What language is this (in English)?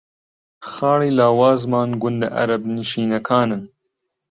Central Kurdish